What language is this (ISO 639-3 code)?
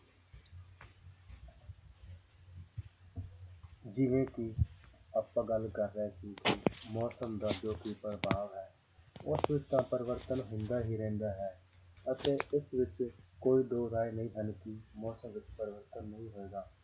pan